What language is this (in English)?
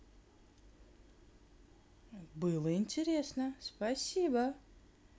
Russian